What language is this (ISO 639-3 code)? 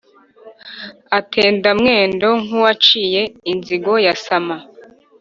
kin